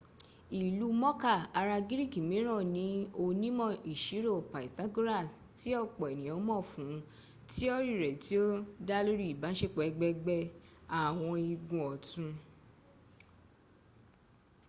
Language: Yoruba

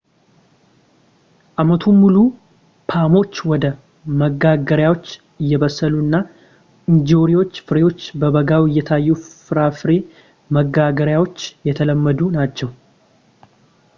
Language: Amharic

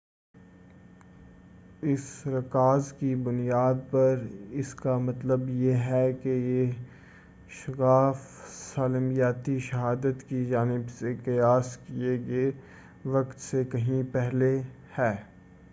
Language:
Urdu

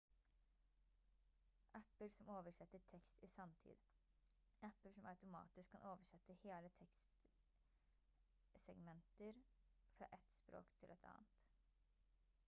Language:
Norwegian Bokmål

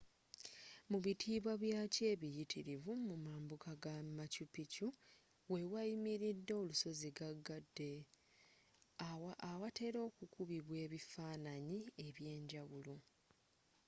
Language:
Ganda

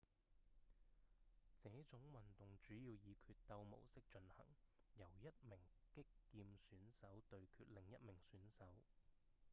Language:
Cantonese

